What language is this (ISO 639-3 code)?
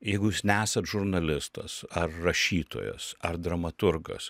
lit